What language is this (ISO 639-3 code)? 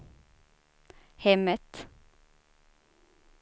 swe